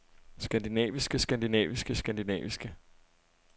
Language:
Danish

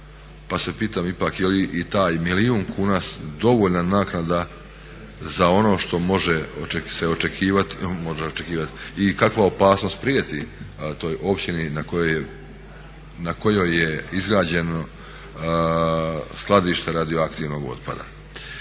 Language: Croatian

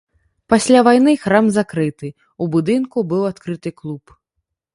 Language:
Belarusian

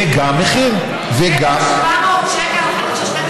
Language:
Hebrew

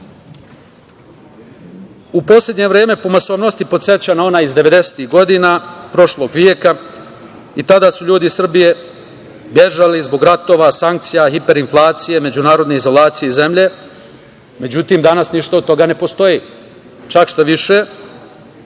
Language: Serbian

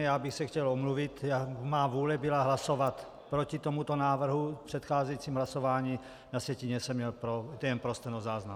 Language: Czech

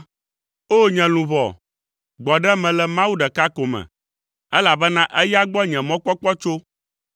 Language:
Ewe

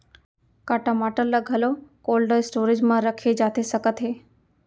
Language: Chhattisgarhi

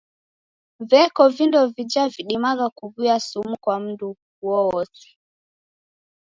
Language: Taita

